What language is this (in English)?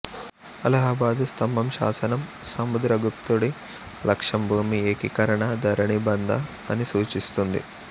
Telugu